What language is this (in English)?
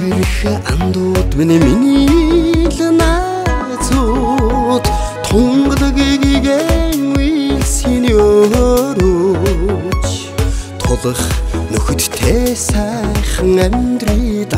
Dutch